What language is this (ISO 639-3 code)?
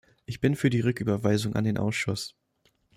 deu